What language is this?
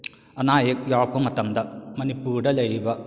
Manipuri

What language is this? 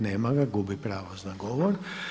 Croatian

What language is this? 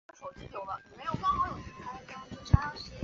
Chinese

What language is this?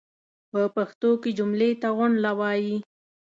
Pashto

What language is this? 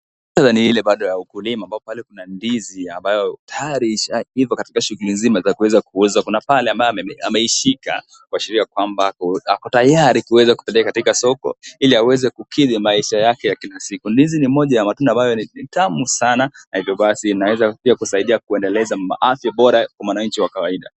Swahili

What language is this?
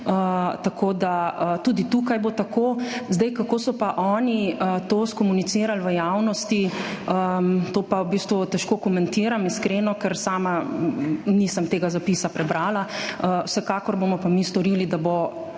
Slovenian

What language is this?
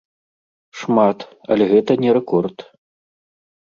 Belarusian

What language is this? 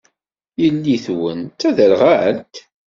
Kabyle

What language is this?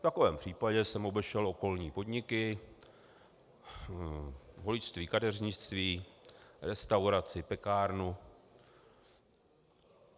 Czech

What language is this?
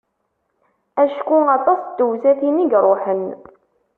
Kabyle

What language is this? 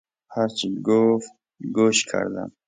Persian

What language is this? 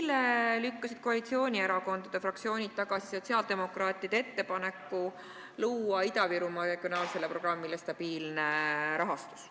Estonian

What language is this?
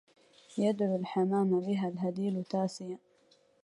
Arabic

